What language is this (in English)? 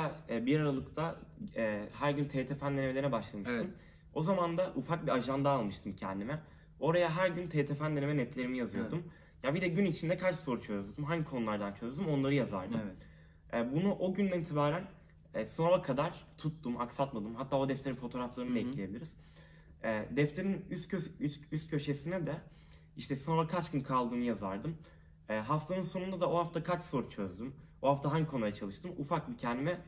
Turkish